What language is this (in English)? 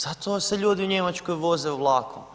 Croatian